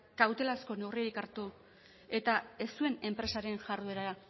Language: Basque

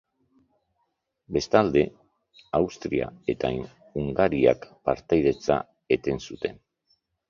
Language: Basque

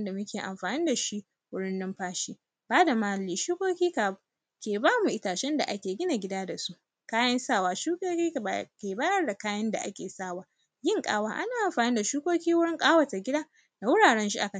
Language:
Hausa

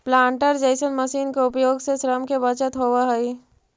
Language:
Magahi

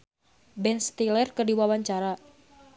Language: Sundanese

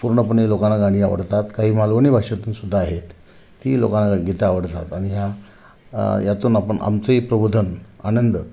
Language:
Marathi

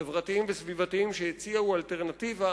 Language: Hebrew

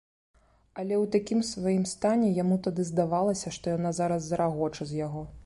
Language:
Belarusian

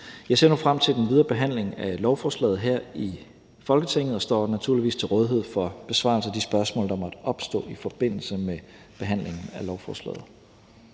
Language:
Danish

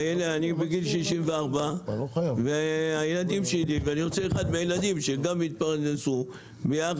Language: Hebrew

